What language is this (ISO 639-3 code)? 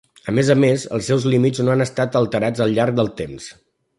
cat